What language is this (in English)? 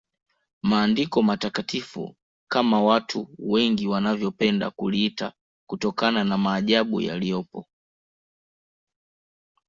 Swahili